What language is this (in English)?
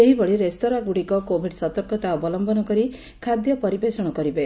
Odia